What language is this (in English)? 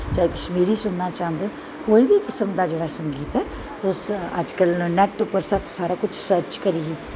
Dogri